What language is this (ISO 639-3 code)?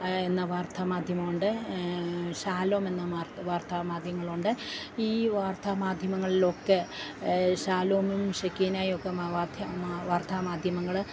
mal